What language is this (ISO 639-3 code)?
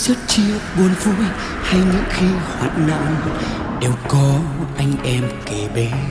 vie